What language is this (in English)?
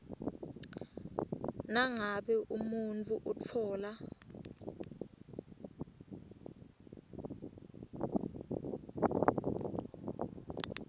Swati